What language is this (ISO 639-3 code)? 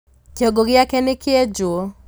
kik